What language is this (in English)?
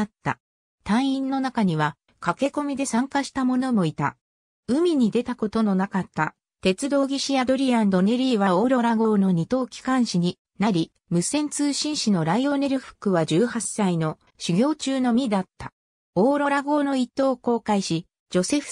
Japanese